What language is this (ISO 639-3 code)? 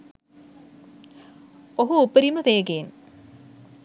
sin